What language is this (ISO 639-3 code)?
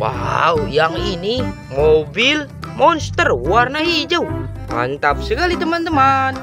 ind